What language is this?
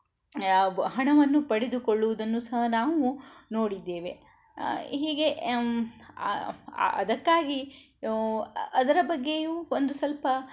Kannada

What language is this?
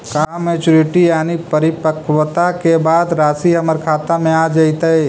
Magahi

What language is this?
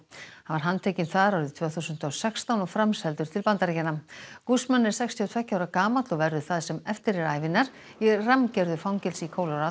Icelandic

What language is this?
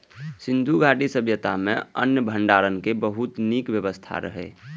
Maithili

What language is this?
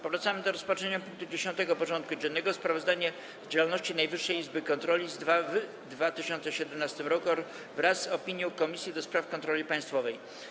Polish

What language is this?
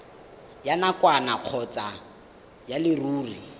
Tswana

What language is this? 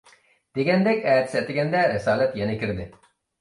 Uyghur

